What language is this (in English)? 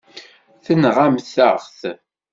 Kabyle